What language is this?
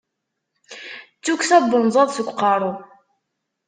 Kabyle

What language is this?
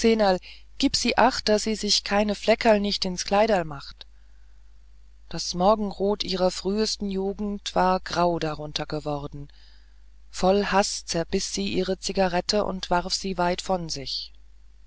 German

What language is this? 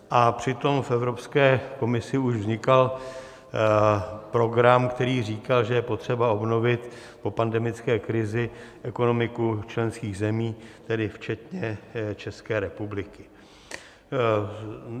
Czech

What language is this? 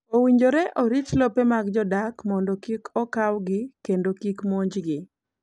Luo (Kenya and Tanzania)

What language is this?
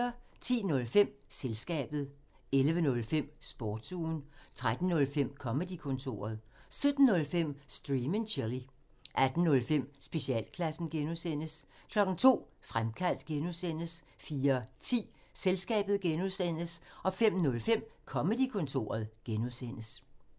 Danish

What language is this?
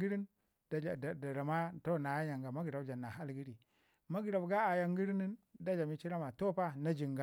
Ngizim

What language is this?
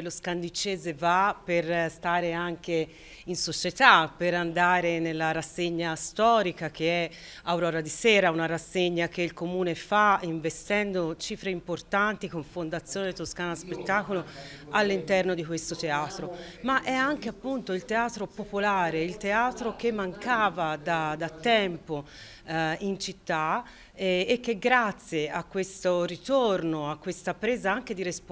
Italian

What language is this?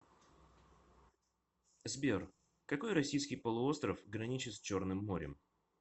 Russian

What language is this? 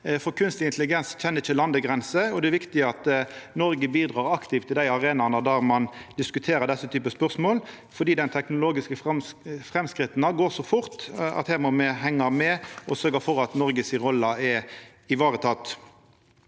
Norwegian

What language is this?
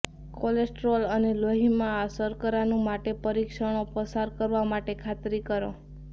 Gujarati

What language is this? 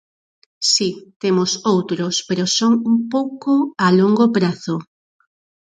Galician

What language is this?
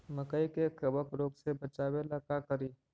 Magahi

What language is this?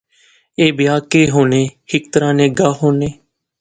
Pahari-Potwari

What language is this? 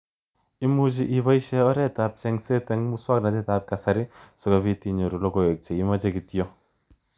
Kalenjin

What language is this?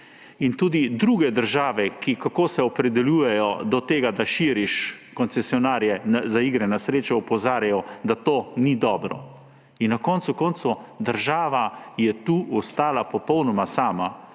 Slovenian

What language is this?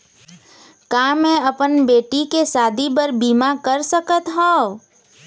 Chhattisgarhi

